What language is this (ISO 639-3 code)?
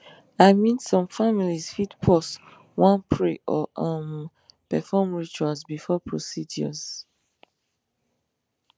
pcm